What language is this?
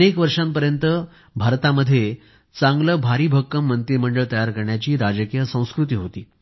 Marathi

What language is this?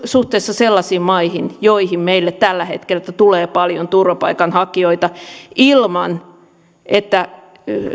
Finnish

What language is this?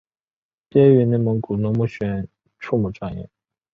Chinese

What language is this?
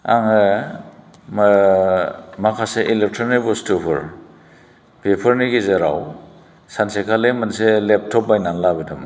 Bodo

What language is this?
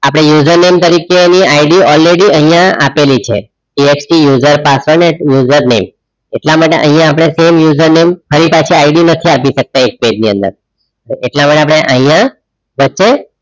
Gujarati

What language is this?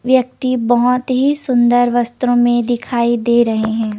Hindi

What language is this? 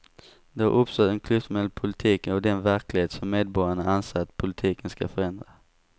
Swedish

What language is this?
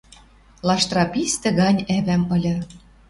Western Mari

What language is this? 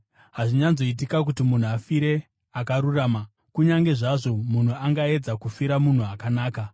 Shona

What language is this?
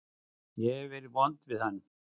Icelandic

